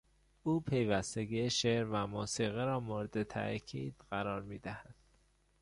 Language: Persian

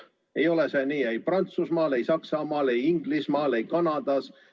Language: Estonian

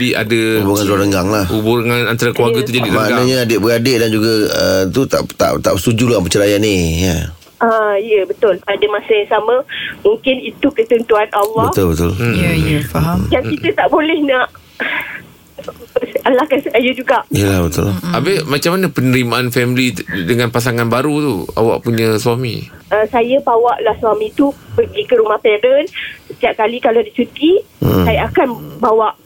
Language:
Malay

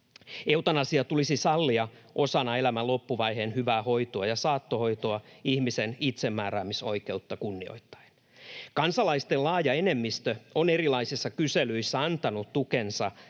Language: Finnish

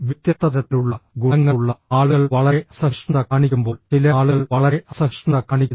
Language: Malayalam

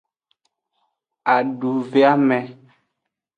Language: Aja (Benin)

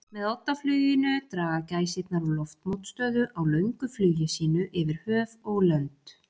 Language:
Icelandic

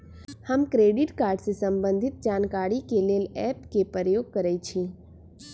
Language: Magahi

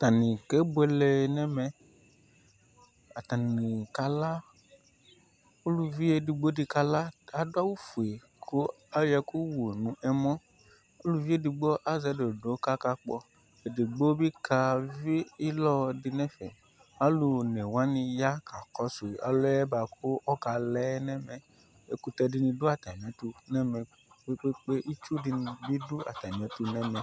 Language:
Ikposo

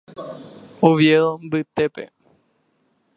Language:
Guarani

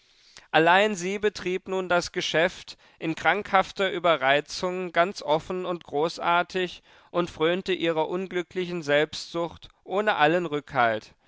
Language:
German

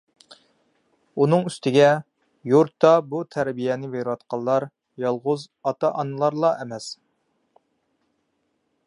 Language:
Uyghur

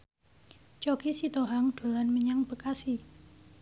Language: Javanese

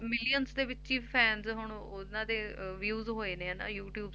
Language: Punjabi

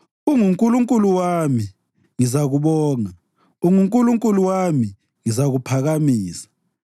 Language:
North Ndebele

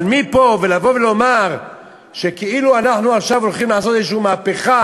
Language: Hebrew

